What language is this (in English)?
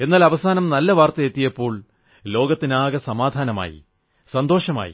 Malayalam